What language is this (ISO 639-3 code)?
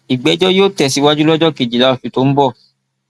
yor